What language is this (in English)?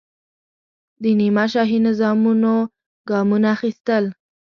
Pashto